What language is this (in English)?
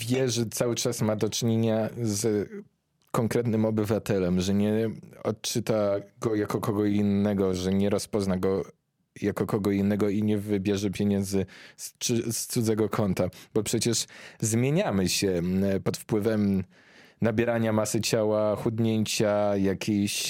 Polish